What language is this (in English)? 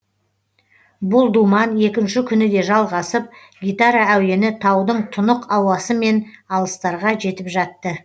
Kazakh